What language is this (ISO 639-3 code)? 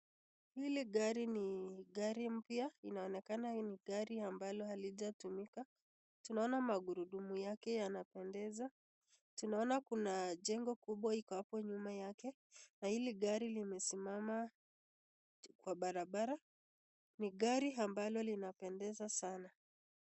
swa